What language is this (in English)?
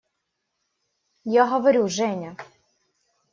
Russian